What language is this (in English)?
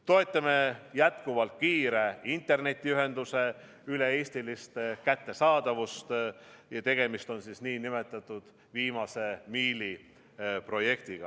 Estonian